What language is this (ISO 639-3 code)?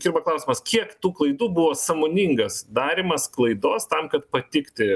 lit